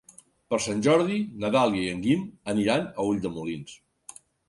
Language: Catalan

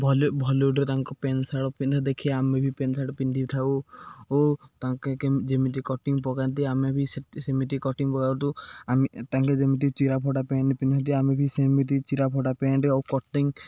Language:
Odia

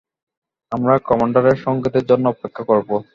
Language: Bangla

